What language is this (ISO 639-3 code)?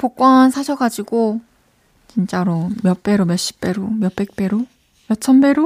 kor